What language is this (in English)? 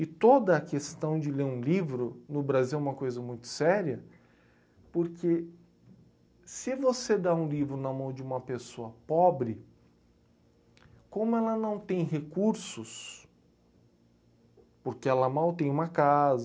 Portuguese